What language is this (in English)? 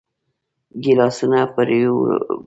Pashto